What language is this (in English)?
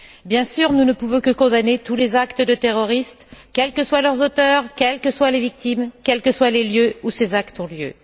French